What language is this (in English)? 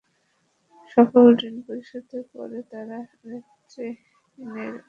Bangla